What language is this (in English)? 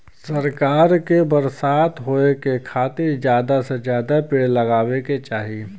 Bhojpuri